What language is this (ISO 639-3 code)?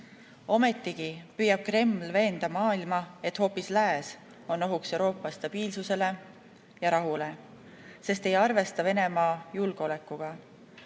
est